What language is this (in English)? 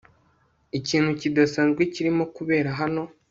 Kinyarwanda